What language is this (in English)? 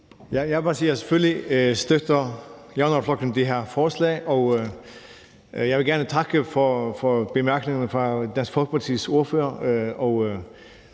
Danish